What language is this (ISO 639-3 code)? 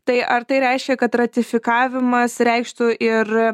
lit